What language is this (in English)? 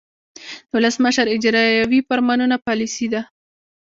Pashto